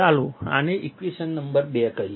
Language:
Gujarati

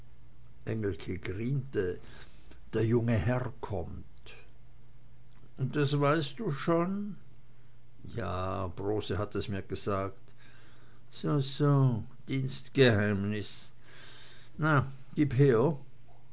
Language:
German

